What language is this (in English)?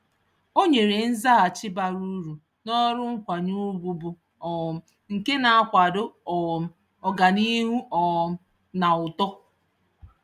Igbo